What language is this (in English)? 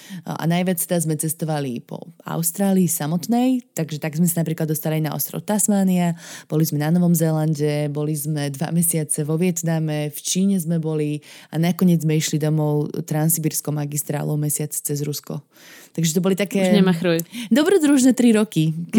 Slovak